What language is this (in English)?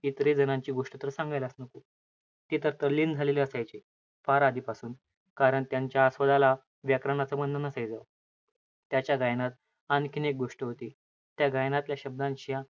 Marathi